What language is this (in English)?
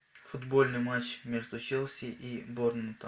Russian